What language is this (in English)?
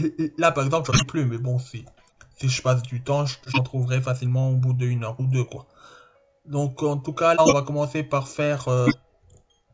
French